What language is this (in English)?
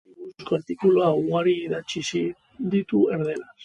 Basque